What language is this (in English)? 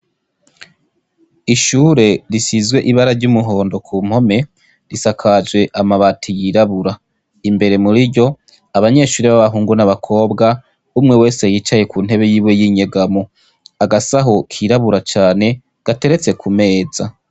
Rundi